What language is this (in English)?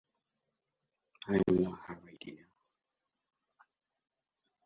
Spanish